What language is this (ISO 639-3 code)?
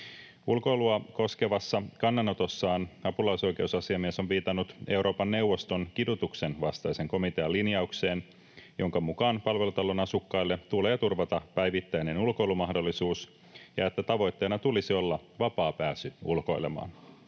fin